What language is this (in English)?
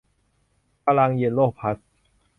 Thai